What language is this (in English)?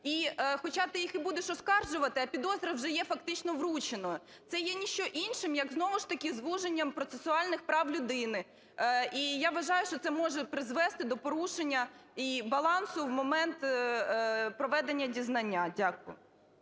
Ukrainian